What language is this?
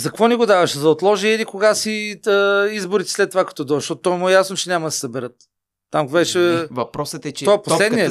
Bulgarian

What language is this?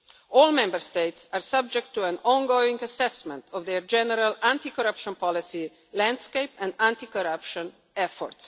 English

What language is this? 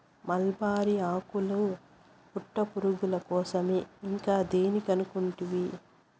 Telugu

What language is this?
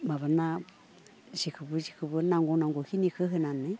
Bodo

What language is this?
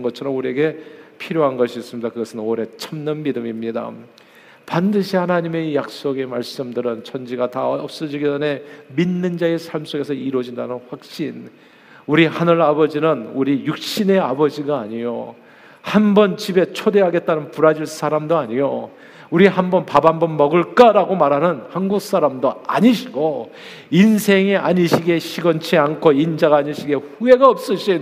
Korean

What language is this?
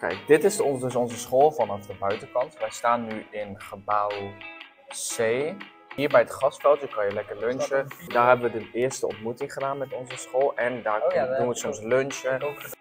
Dutch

